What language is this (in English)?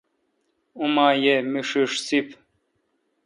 Kalkoti